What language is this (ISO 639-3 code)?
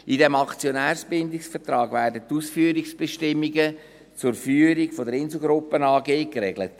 gsw